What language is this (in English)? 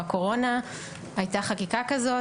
Hebrew